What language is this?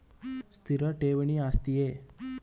Kannada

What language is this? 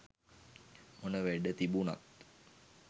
Sinhala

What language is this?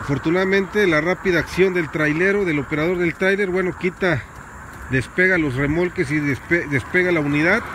Spanish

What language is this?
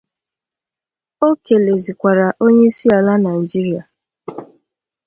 Igbo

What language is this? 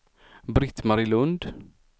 Swedish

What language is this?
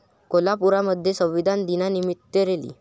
Marathi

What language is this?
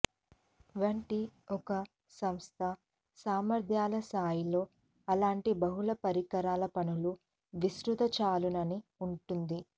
Telugu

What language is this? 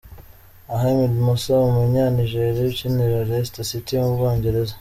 Kinyarwanda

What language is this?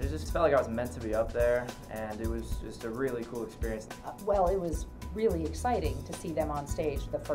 English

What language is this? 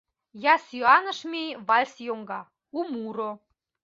Mari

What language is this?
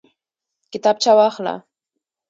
Pashto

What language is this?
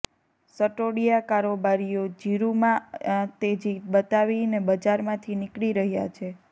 Gujarati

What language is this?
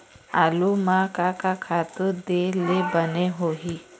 Chhattisgarhi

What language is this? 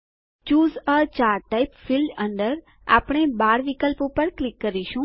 Gujarati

